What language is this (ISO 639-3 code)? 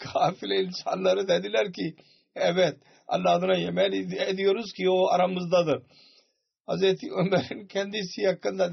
tur